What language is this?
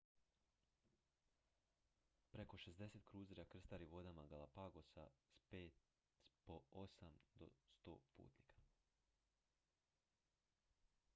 Croatian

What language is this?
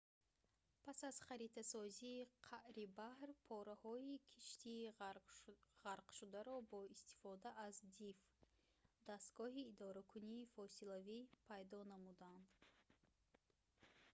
Tajik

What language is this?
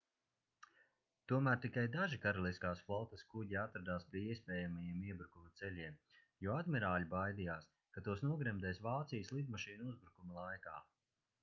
Latvian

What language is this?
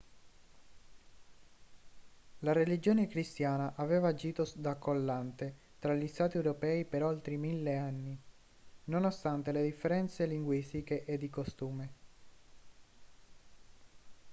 Italian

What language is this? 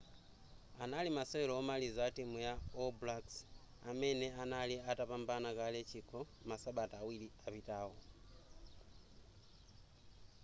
Nyanja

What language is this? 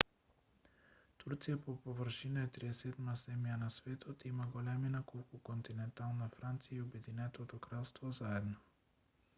Macedonian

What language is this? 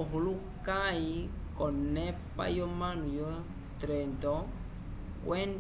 Umbundu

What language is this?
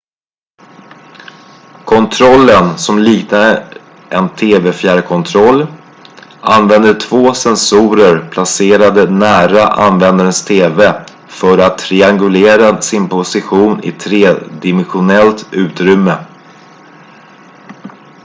Swedish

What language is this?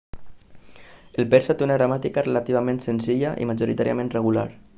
Catalan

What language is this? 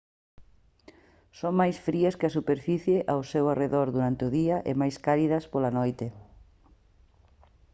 Galician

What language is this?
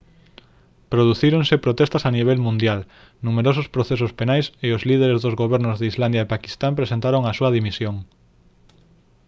Galician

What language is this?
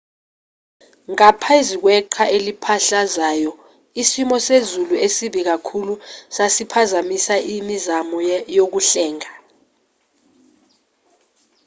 Zulu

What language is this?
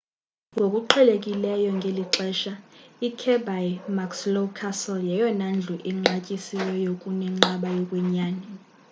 Xhosa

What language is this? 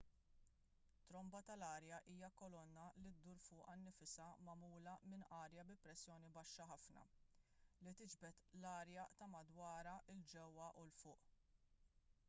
Maltese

